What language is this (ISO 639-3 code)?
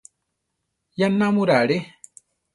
tar